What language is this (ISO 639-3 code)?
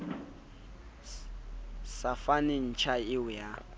sot